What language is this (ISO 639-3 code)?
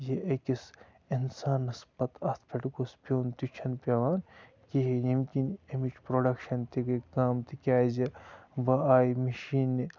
kas